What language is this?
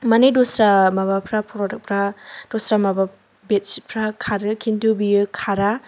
Bodo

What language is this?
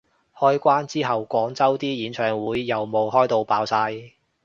Cantonese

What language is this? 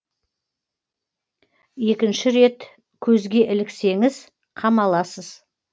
Kazakh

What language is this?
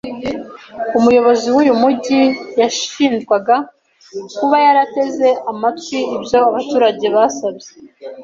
Kinyarwanda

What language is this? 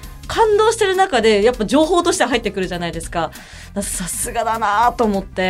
Japanese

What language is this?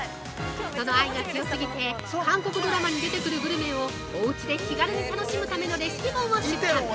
Japanese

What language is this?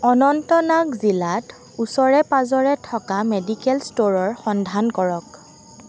Assamese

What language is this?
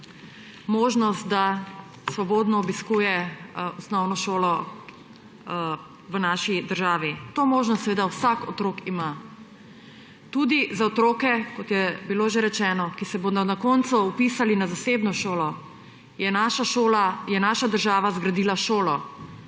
Slovenian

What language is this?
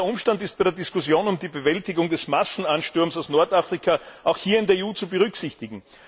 German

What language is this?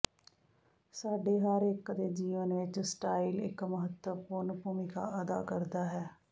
Punjabi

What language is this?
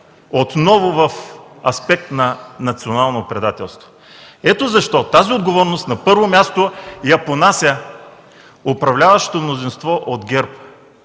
Bulgarian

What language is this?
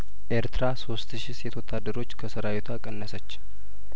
Amharic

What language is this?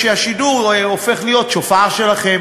Hebrew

